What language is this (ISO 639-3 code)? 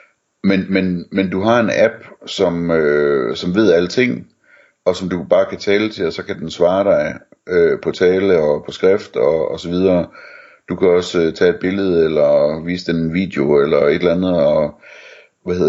dan